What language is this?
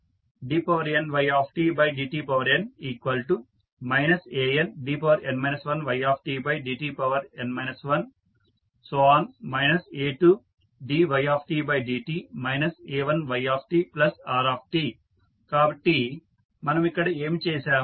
Telugu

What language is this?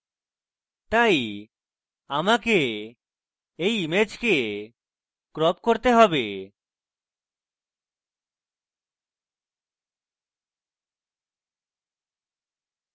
Bangla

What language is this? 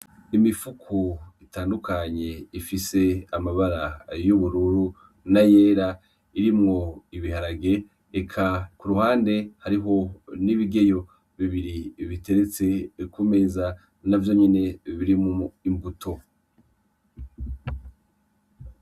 Rundi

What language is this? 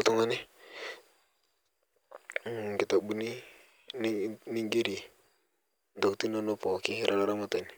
Masai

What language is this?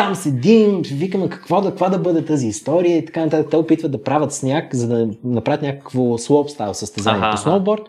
Bulgarian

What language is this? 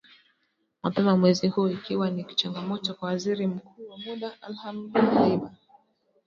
Swahili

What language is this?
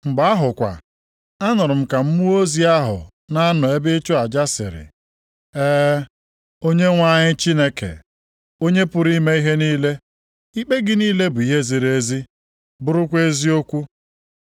Igbo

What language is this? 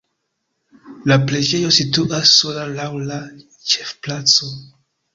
Esperanto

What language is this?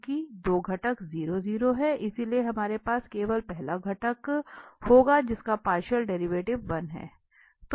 Hindi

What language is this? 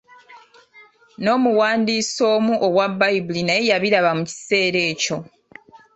Ganda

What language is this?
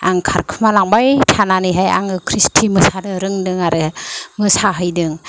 Bodo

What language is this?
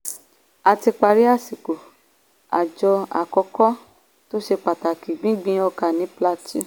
Yoruba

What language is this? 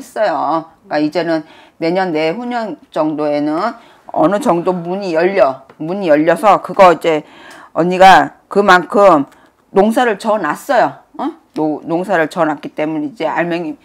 Korean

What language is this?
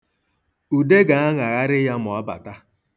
Igbo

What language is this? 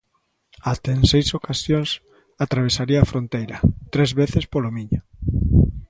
Galician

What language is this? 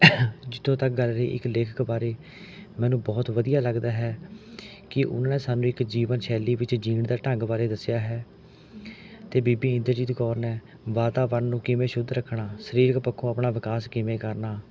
Punjabi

